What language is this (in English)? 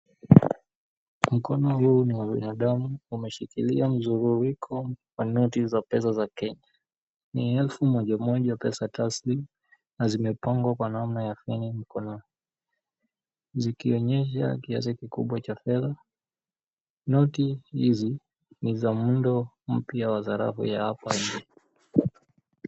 Swahili